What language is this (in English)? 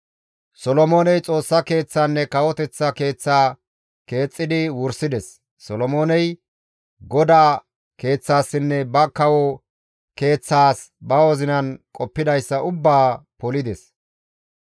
Gamo